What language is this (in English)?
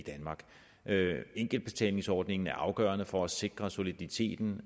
Danish